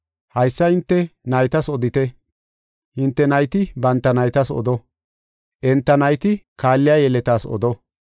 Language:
Gofa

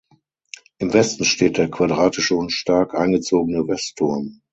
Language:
German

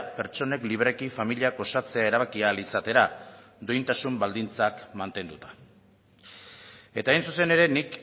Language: Basque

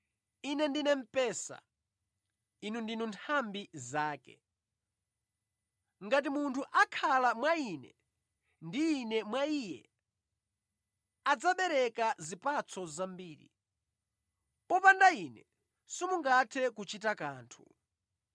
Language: Nyanja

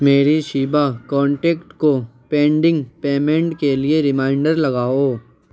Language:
Urdu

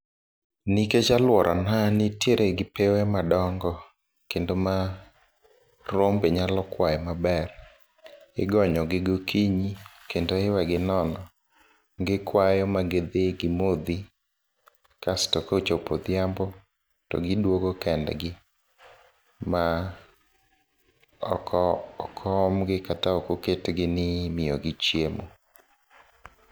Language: Luo (Kenya and Tanzania)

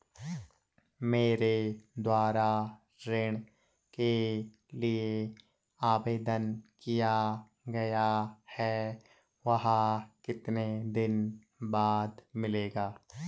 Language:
Hindi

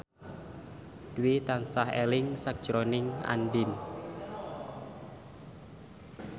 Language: Javanese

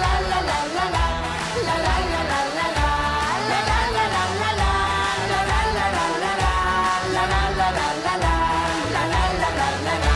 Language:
Spanish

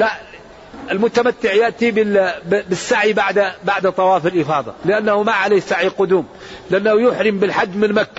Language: Arabic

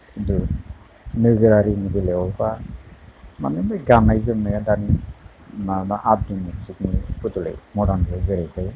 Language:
Bodo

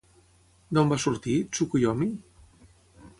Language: Catalan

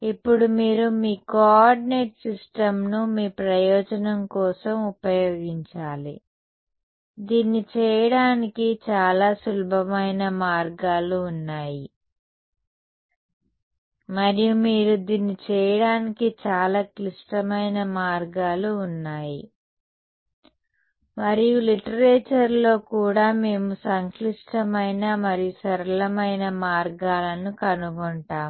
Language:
Telugu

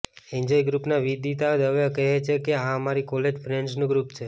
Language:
Gujarati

